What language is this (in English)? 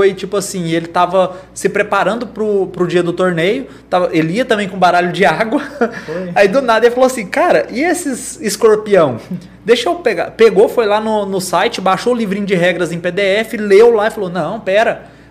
Portuguese